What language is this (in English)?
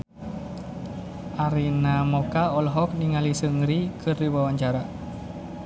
Sundanese